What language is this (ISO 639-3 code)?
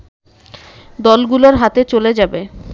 ben